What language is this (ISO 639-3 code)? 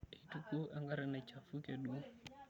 mas